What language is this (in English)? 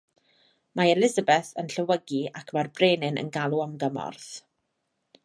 Welsh